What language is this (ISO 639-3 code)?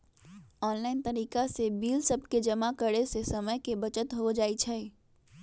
mag